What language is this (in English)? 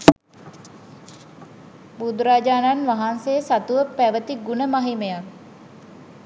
Sinhala